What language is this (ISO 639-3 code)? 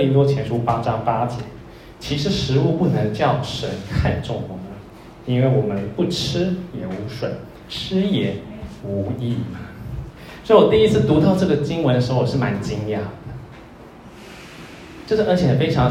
zho